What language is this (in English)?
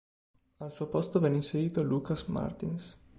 Italian